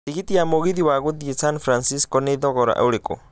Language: Kikuyu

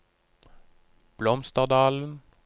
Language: Norwegian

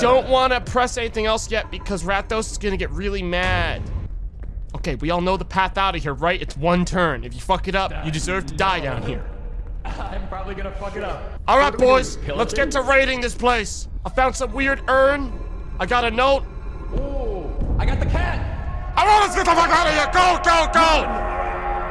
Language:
English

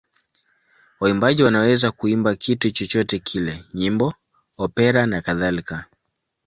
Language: Swahili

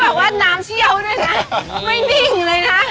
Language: Thai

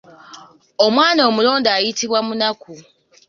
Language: Ganda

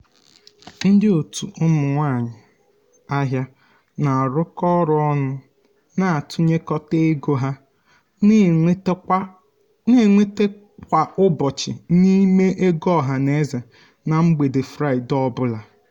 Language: Igbo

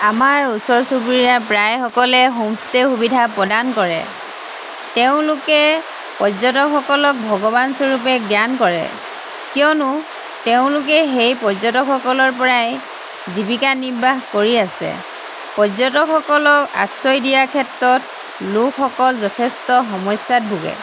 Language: Assamese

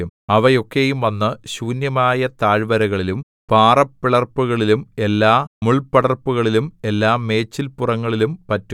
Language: Malayalam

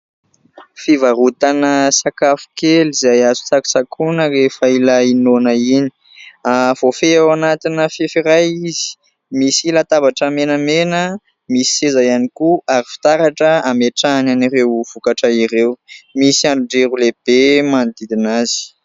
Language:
Malagasy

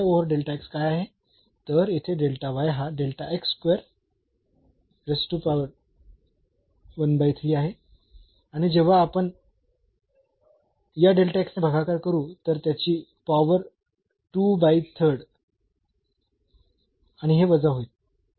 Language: Marathi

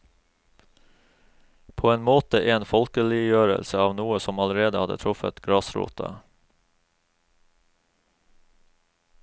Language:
Norwegian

